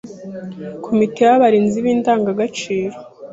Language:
Kinyarwanda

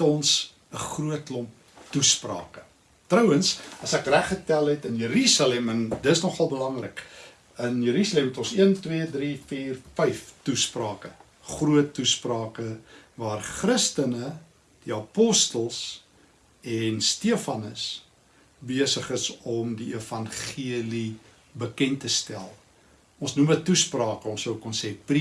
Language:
Dutch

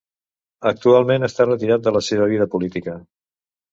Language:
Catalan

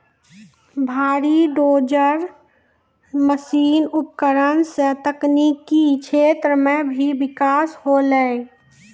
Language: Maithili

